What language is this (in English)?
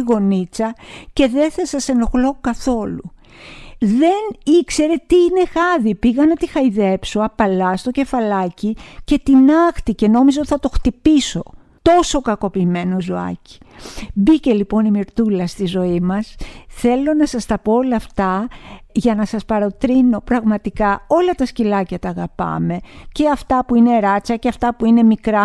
Greek